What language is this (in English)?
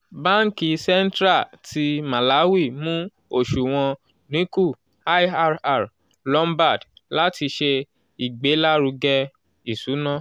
Yoruba